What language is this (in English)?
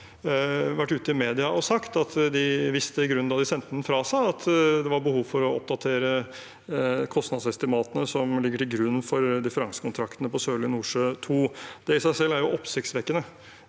Norwegian